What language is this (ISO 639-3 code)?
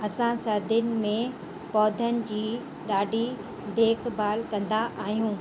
snd